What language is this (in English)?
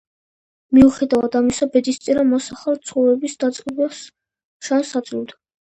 Georgian